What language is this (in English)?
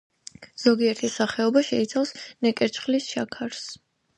Georgian